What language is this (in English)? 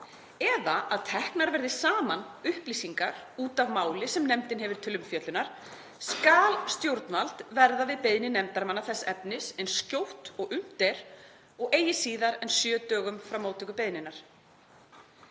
Icelandic